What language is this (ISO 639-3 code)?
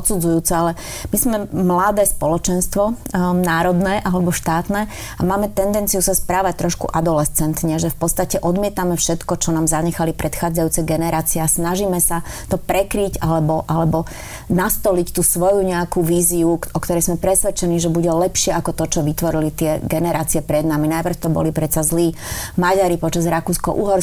slk